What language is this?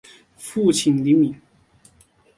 Chinese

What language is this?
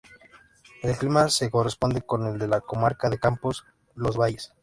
Spanish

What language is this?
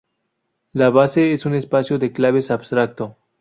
Spanish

